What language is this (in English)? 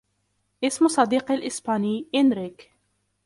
Arabic